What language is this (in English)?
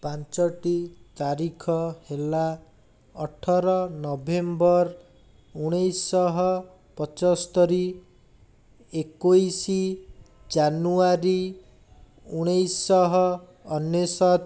Odia